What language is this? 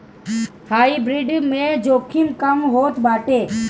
Bhojpuri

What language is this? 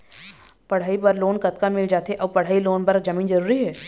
Chhattisgarhi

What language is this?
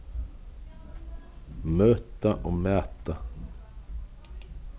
Faroese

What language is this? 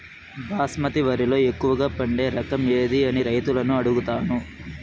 Telugu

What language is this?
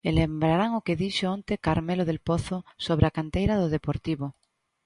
Galician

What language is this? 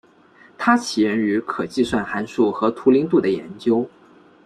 Chinese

